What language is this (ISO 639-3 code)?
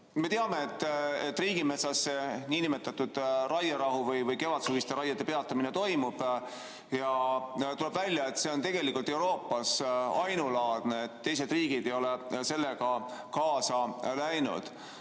est